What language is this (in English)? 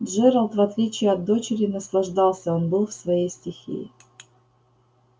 Russian